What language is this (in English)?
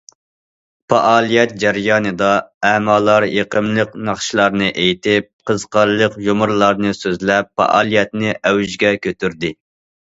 Uyghur